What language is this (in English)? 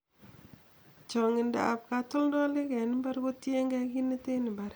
Kalenjin